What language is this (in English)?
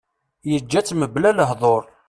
Kabyle